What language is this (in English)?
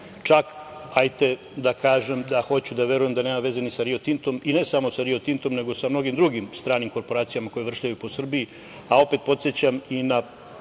Serbian